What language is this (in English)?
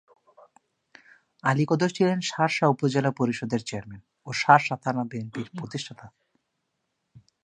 Bangla